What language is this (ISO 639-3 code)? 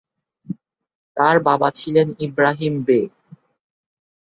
ben